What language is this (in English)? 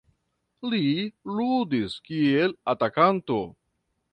Esperanto